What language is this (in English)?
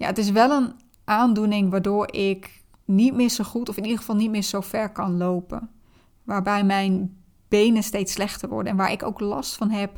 Dutch